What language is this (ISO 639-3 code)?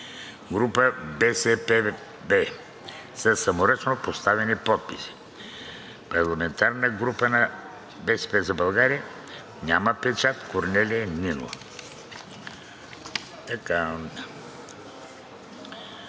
bul